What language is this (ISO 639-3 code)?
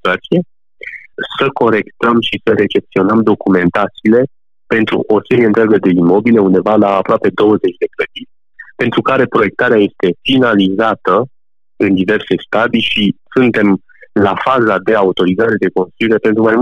ron